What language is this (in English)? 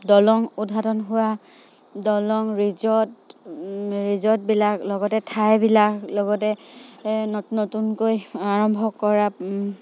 Assamese